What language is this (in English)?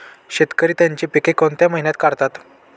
Marathi